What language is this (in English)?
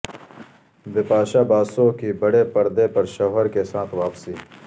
Urdu